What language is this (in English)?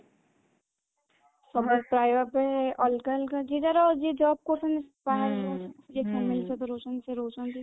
Odia